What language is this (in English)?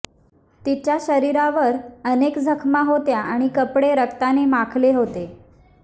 Marathi